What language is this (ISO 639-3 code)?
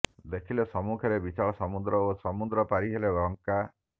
ori